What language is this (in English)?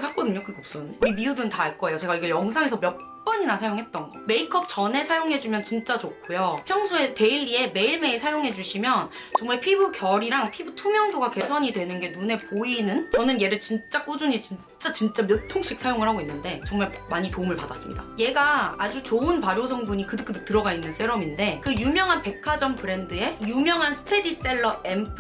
Korean